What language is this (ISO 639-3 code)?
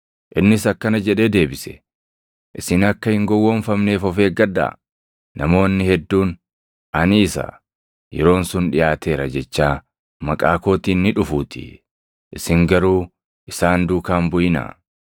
orm